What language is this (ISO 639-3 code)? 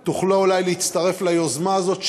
heb